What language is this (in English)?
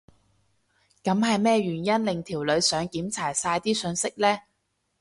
Cantonese